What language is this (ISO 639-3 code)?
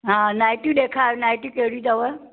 snd